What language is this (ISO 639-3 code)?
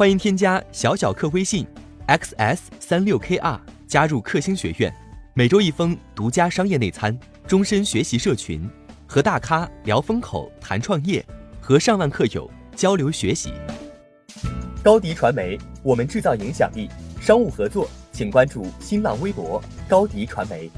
zho